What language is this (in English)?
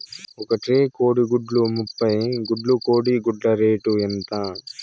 Telugu